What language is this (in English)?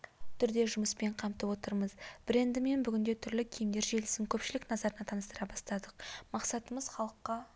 Kazakh